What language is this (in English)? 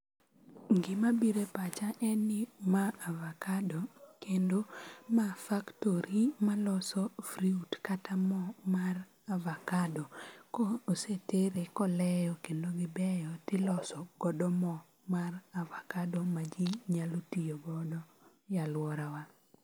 Luo (Kenya and Tanzania)